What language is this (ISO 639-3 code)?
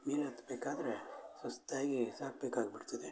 kan